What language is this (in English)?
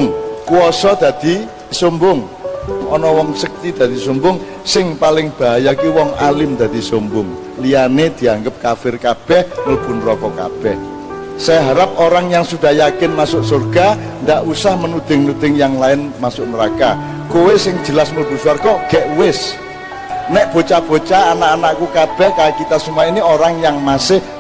Indonesian